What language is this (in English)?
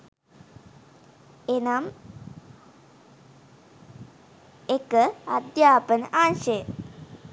Sinhala